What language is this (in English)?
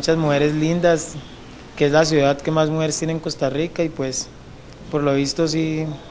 Spanish